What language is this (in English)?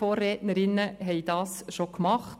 Swiss German